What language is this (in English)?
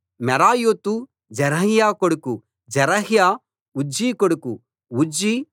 Telugu